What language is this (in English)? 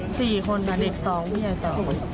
Thai